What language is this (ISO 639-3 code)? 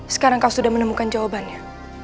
ind